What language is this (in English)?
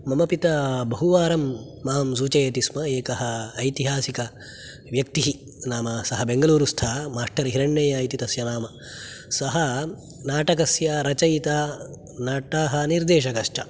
Sanskrit